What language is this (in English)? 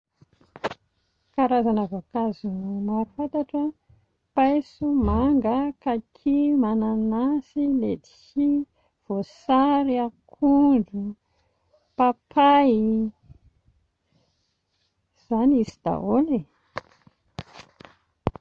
Malagasy